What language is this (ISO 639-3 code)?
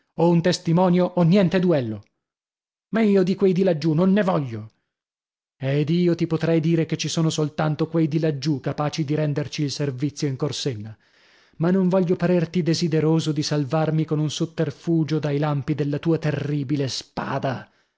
ita